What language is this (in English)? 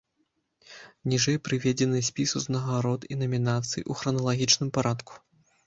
Belarusian